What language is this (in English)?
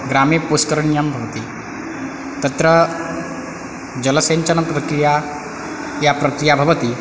Sanskrit